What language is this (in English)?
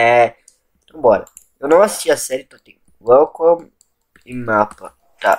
Portuguese